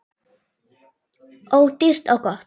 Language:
Icelandic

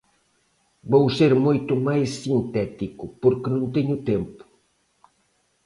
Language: Galician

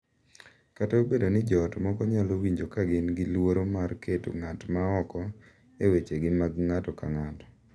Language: Luo (Kenya and Tanzania)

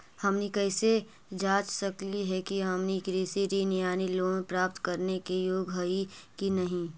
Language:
Magahi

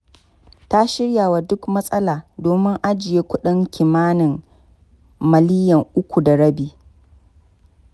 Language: Hausa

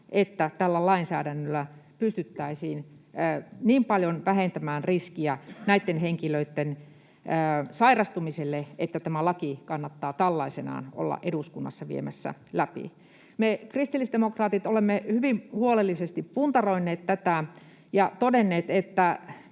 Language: Finnish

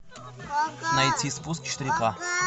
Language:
Russian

